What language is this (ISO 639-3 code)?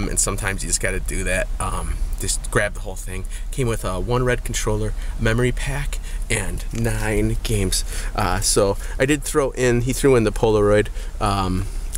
eng